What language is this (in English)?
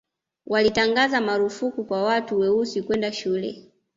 Swahili